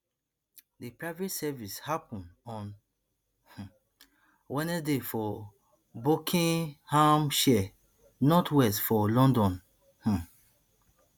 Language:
Nigerian Pidgin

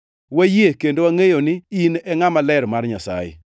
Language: Luo (Kenya and Tanzania)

